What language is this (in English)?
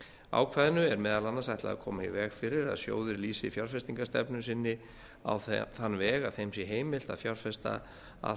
Icelandic